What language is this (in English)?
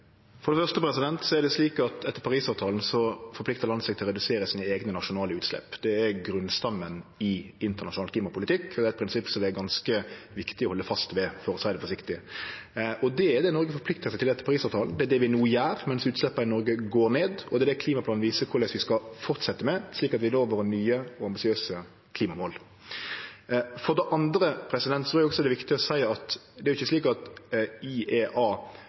Norwegian